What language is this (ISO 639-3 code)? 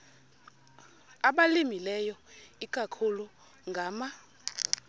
xho